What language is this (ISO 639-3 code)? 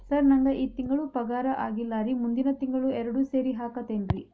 kan